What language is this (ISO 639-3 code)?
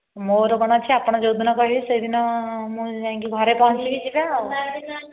ori